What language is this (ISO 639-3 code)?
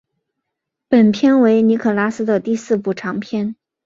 zho